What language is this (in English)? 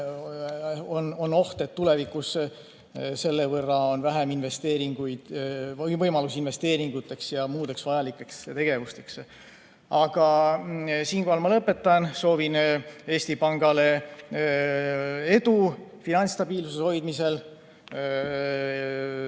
Estonian